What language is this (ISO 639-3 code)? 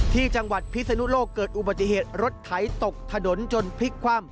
tha